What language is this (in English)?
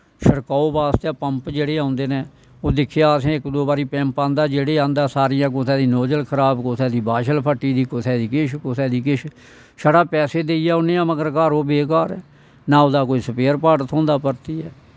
Dogri